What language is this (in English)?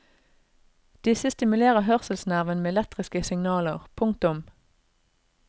Norwegian